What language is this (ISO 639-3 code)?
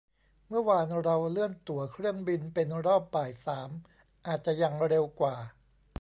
tha